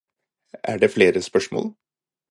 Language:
Norwegian Bokmål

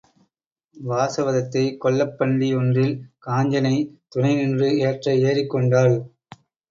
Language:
Tamil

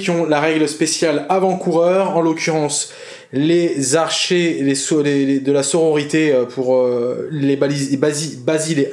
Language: French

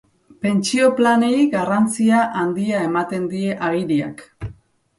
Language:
Basque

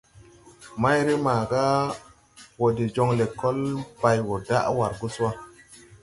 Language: Tupuri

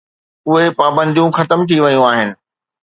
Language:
Sindhi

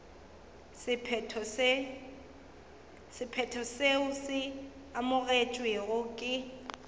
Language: Northern Sotho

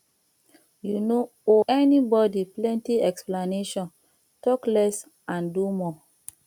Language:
Nigerian Pidgin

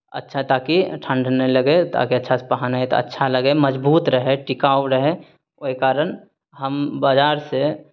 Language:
Maithili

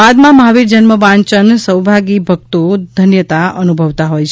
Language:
Gujarati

